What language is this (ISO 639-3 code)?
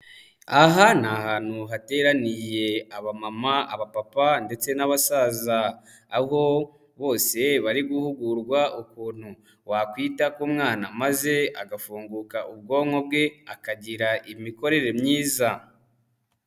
kin